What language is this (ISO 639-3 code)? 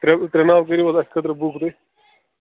kas